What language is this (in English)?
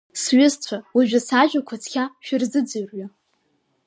Abkhazian